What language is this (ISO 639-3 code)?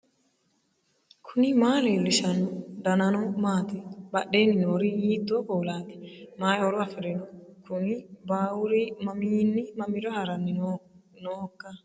sid